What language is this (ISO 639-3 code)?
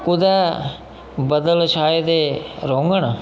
doi